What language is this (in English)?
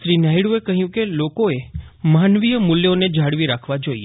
Gujarati